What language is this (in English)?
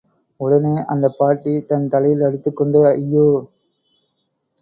Tamil